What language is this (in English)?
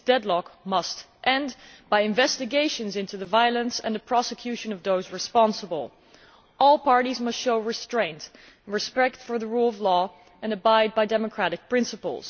English